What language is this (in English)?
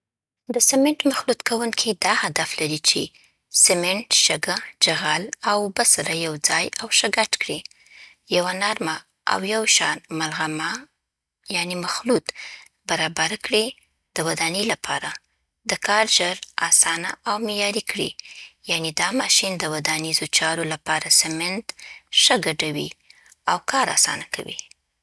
Southern Pashto